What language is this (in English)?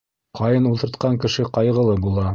Bashkir